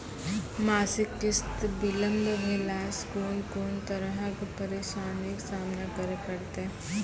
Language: Maithili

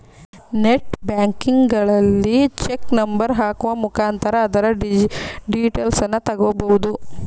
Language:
Kannada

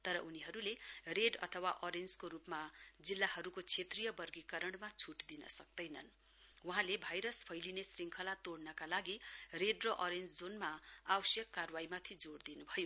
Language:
Nepali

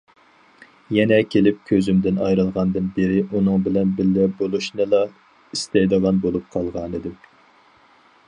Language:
Uyghur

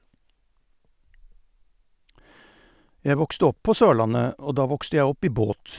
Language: Norwegian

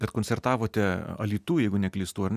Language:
Lithuanian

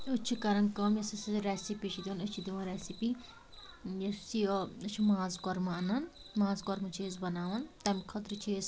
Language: Kashmiri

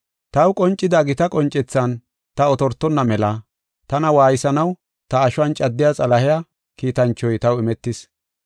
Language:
Gofa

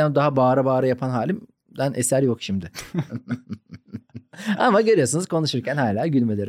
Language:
Turkish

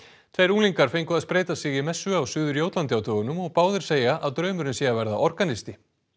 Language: Icelandic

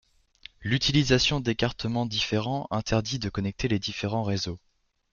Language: French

